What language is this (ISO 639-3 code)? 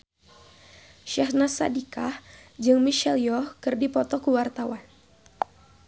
sun